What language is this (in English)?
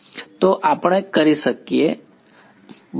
Gujarati